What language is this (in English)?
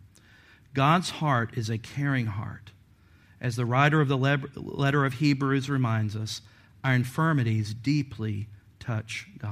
English